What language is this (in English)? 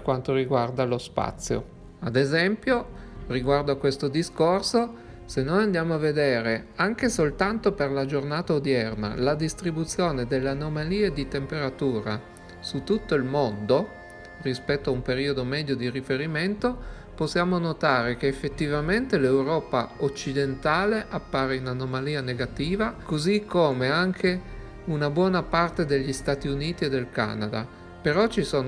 Italian